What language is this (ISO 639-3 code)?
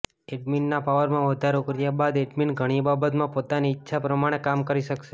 guj